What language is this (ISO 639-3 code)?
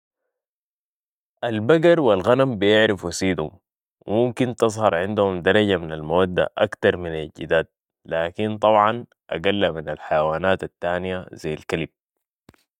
apd